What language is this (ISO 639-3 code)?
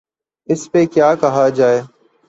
urd